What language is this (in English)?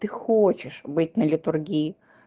Russian